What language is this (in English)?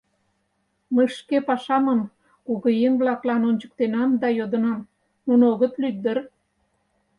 Mari